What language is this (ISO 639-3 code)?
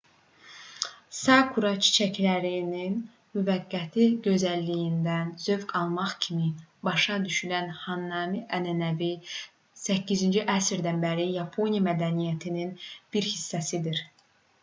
aze